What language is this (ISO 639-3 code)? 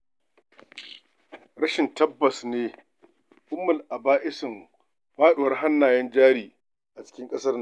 hau